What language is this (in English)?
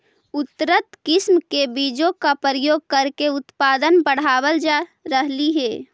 Magahi